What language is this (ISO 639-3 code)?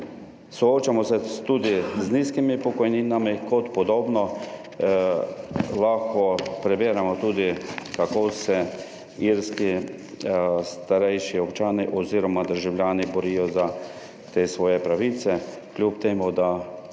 slv